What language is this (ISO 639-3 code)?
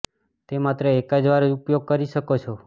guj